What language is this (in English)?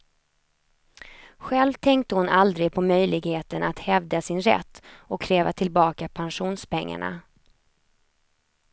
Swedish